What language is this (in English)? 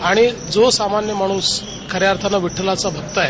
Marathi